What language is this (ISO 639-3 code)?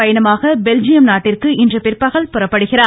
tam